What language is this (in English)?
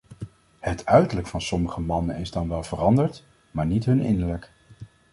Dutch